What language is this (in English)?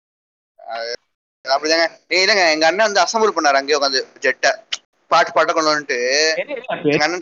Tamil